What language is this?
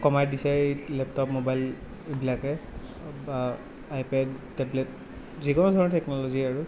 Assamese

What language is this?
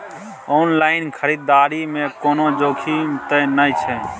Maithili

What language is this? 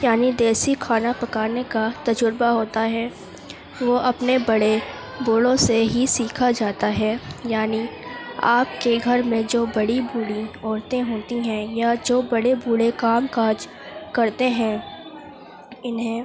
Urdu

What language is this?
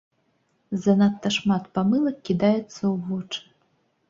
Belarusian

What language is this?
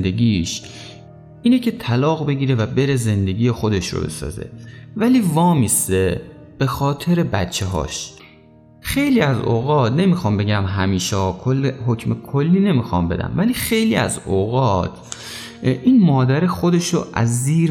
Persian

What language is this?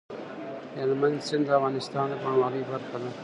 Pashto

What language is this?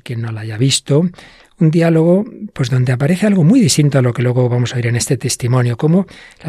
Spanish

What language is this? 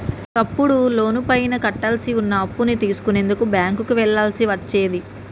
Telugu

